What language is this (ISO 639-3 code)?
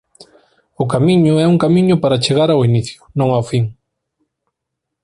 glg